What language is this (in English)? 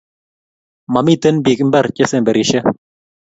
Kalenjin